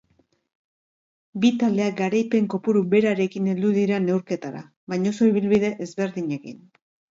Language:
Basque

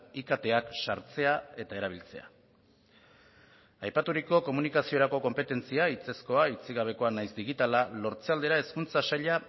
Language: Basque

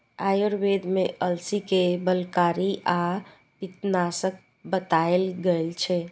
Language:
Maithili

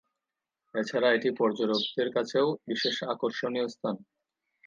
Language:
Bangla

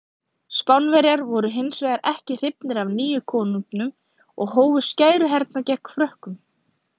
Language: Icelandic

